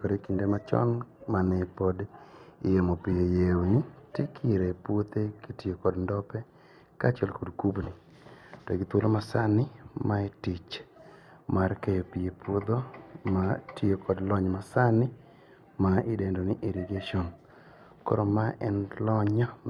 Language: Luo (Kenya and Tanzania)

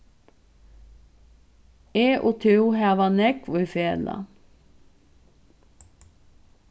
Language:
Faroese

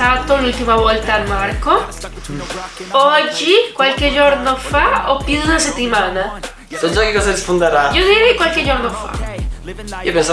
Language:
Italian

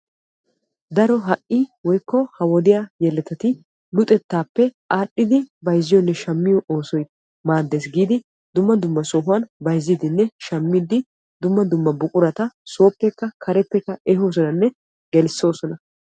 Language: Wolaytta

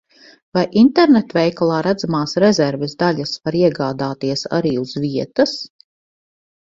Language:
Latvian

